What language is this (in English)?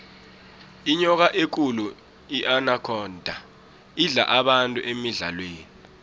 South Ndebele